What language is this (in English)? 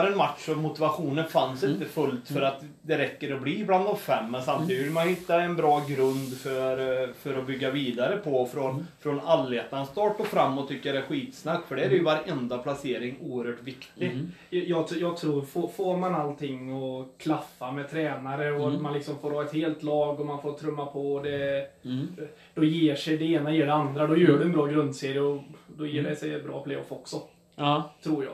Swedish